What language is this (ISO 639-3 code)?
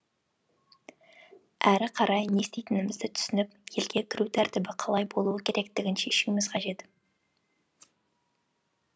kaz